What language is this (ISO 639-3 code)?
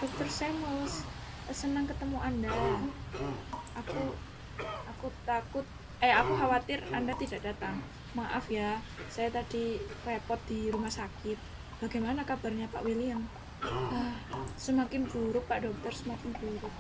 ind